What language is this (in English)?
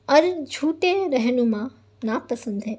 Urdu